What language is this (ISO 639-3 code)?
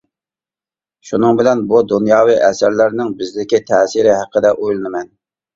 uig